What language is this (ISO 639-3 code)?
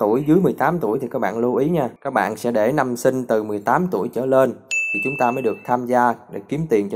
vie